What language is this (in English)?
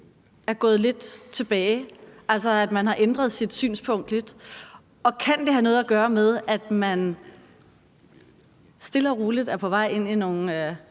Danish